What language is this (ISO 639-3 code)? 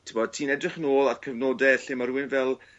cym